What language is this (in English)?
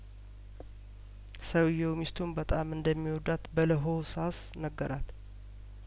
Amharic